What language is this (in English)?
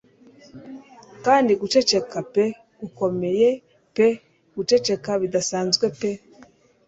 Kinyarwanda